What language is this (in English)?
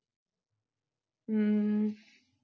Punjabi